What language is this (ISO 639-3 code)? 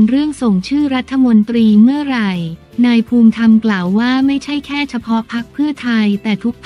tha